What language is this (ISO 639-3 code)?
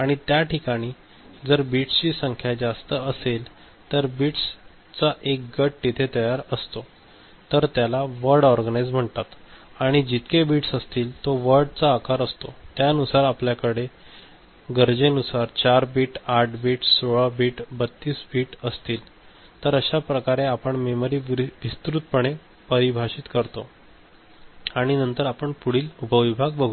mar